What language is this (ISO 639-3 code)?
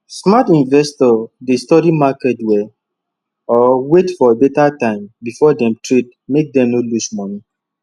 pcm